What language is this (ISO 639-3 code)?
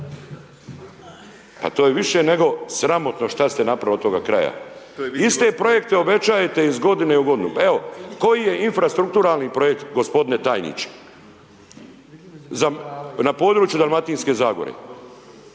hrv